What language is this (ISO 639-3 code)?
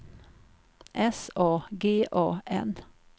swe